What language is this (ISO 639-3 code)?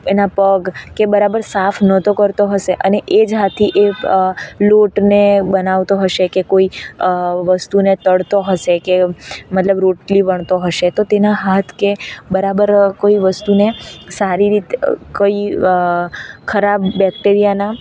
guj